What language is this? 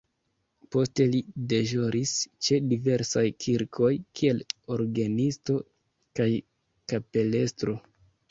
Esperanto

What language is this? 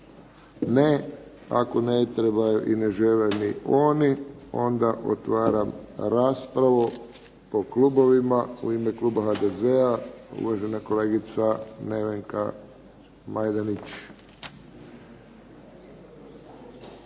Croatian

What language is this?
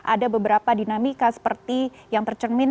Indonesian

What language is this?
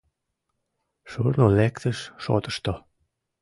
Mari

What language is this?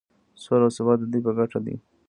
Pashto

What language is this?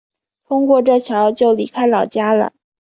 Chinese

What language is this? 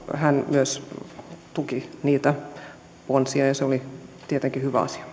Finnish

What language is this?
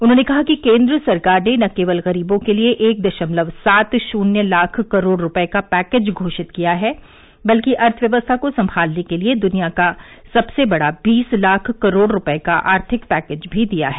Hindi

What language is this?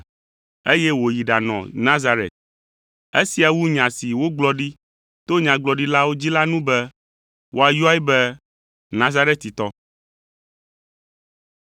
Ewe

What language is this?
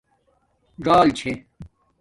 Domaaki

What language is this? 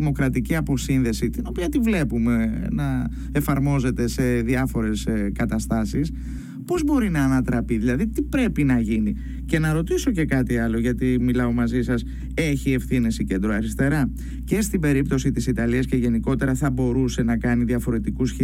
Greek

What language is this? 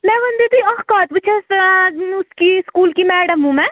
Kashmiri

